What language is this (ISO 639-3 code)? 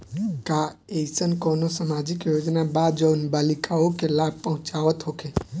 bho